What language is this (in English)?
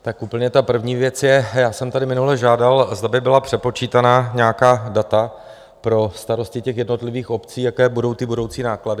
Czech